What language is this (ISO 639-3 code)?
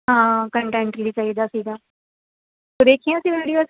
pan